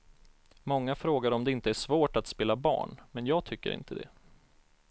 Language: Swedish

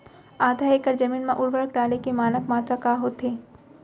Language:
Chhattisgarhi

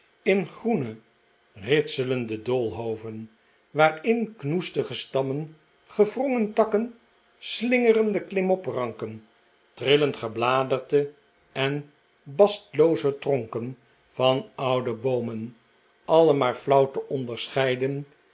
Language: Dutch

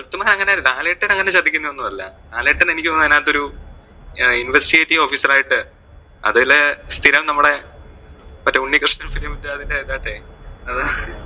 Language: Malayalam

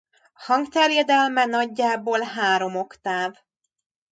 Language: Hungarian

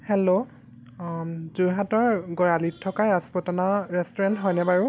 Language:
Assamese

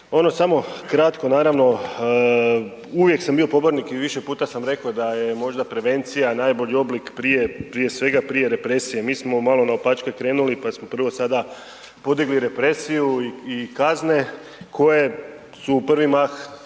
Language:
Croatian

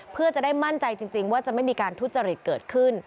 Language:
Thai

